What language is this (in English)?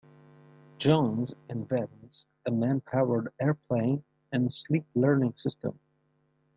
English